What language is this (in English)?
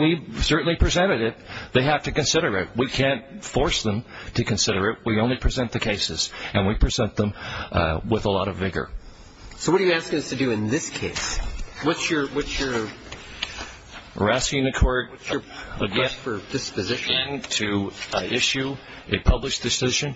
English